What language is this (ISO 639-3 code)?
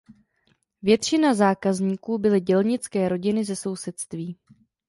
ces